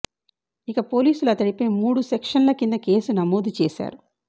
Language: Telugu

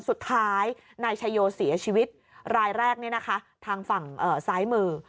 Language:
Thai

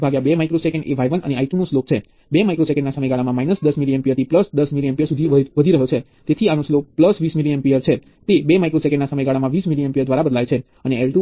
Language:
Gujarati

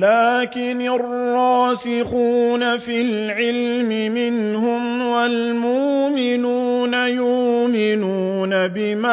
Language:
Arabic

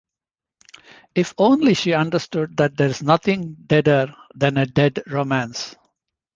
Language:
English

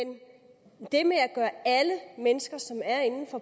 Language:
Danish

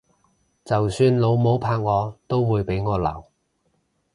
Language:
Cantonese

